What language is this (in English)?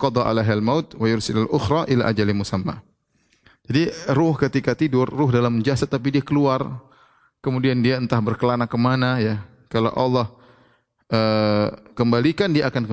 Indonesian